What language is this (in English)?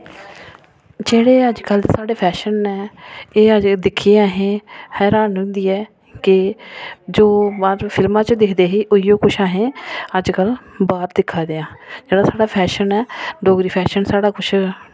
Dogri